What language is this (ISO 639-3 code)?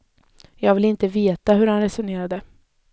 swe